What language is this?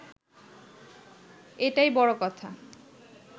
Bangla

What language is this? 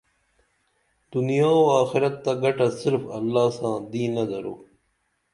Dameli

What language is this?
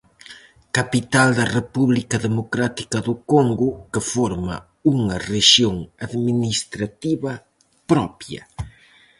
Galician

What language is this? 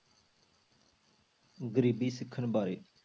Punjabi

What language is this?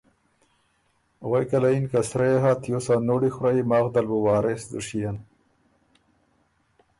Ormuri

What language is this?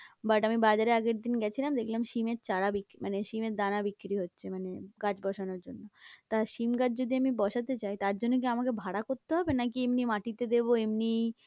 Bangla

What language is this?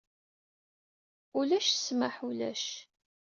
Kabyle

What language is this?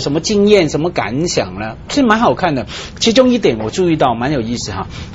Chinese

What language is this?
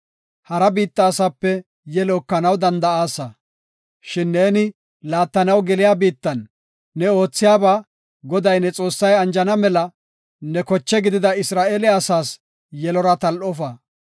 Gofa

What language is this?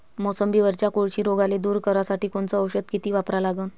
Marathi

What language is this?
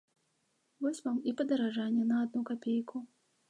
Belarusian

